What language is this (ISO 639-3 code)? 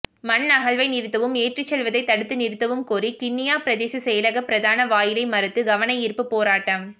tam